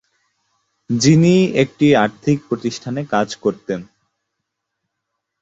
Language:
Bangla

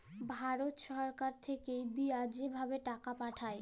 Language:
Bangla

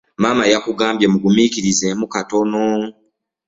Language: Ganda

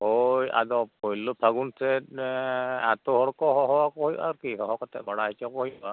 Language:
Santali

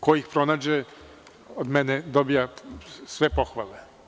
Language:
Serbian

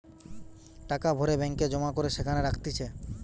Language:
Bangla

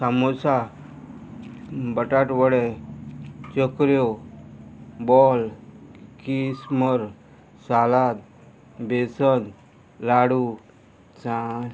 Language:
Konkani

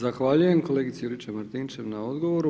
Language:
Croatian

